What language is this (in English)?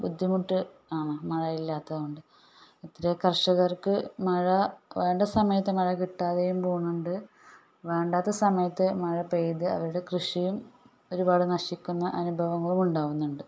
Malayalam